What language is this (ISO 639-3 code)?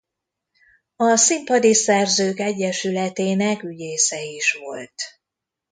hun